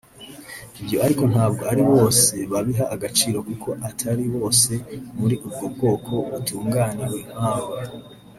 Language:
Kinyarwanda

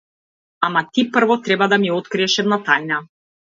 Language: Macedonian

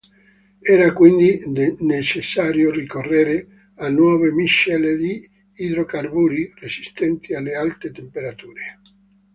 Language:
Italian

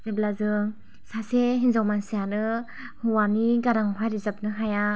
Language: Bodo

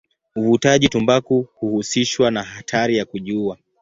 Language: Swahili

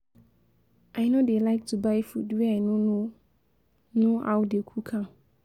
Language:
Nigerian Pidgin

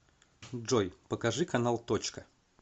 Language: Russian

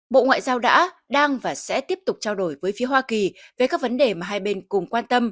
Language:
Vietnamese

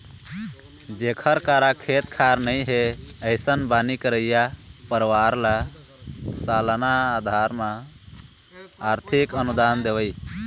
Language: Chhattisgarhi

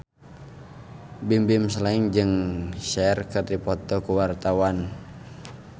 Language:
Sundanese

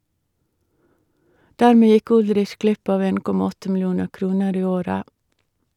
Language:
Norwegian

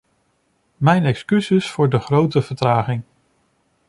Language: Dutch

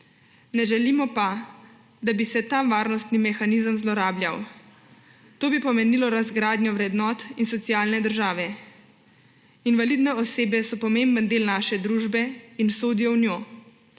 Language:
Slovenian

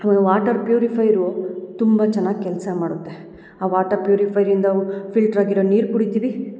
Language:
Kannada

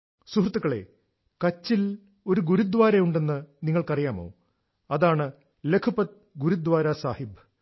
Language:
Malayalam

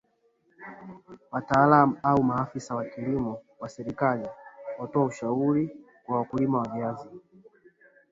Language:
Swahili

